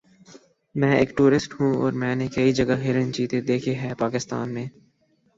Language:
Urdu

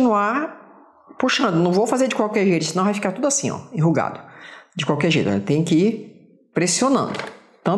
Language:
Portuguese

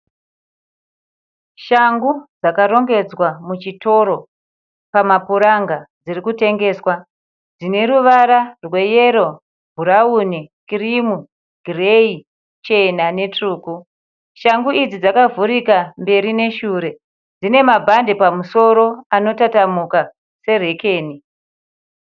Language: Shona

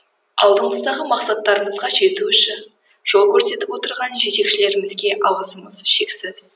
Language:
Kazakh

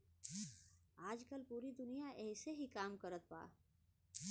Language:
Bhojpuri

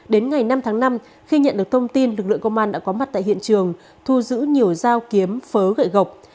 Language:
Vietnamese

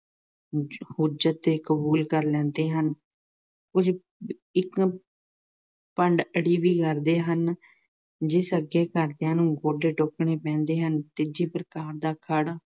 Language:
Punjabi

